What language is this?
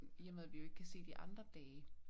Danish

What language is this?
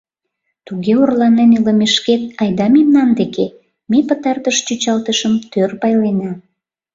Mari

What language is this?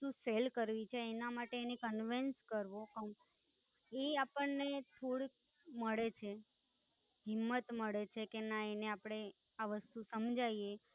Gujarati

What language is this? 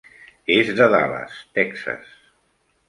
Catalan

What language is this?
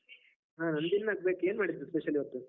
Kannada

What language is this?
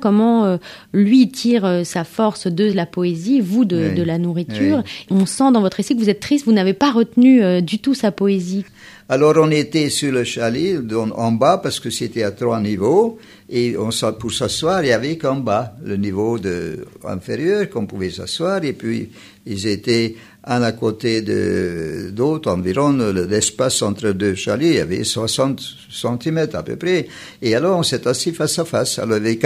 French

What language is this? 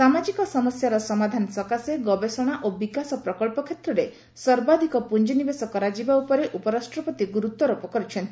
Odia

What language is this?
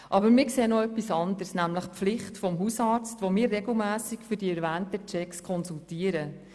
Swiss German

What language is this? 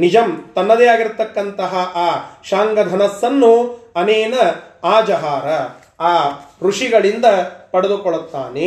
Kannada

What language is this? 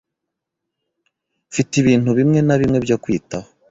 Kinyarwanda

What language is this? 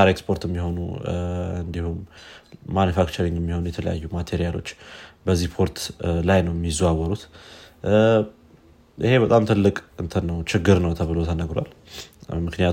Amharic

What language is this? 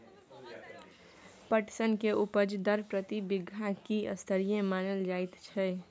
Maithili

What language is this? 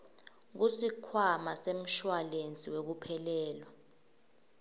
Swati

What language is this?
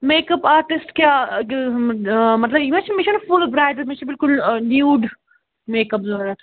Kashmiri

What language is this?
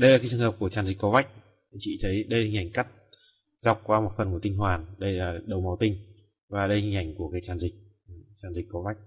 Vietnamese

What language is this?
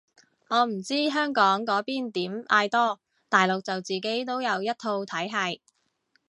Cantonese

